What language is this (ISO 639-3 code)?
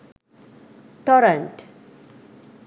sin